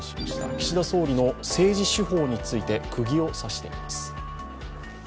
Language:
Japanese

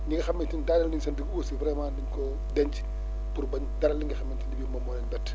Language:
Wolof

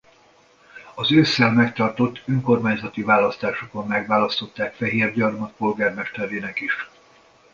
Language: Hungarian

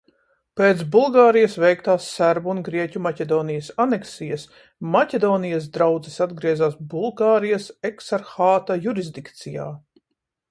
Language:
Latvian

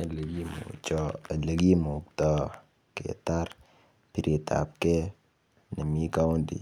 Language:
Kalenjin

